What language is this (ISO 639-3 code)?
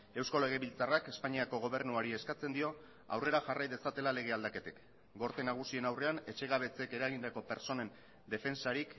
eus